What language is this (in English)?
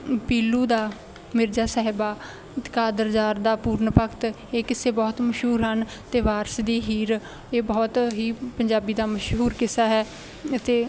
Punjabi